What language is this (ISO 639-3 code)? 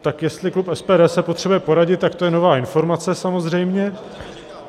ces